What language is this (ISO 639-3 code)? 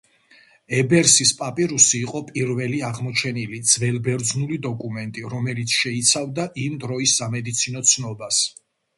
kat